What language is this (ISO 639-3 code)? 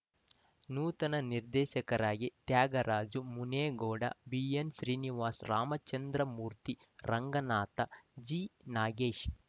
kan